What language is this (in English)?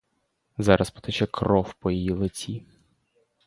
Ukrainian